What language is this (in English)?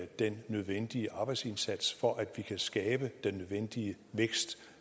Danish